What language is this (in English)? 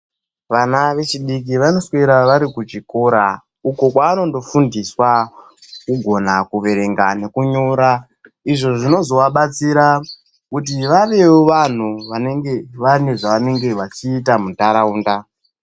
Ndau